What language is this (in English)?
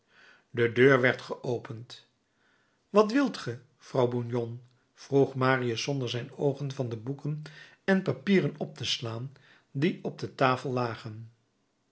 Dutch